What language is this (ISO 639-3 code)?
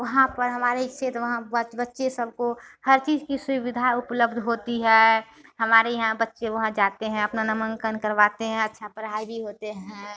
hin